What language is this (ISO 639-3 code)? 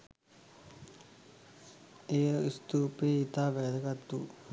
sin